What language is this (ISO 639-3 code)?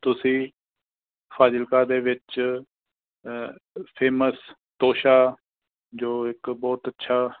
pan